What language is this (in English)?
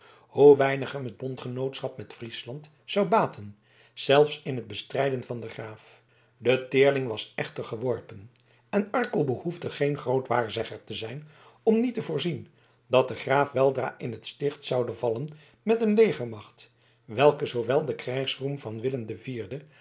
Dutch